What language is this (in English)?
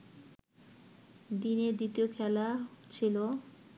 Bangla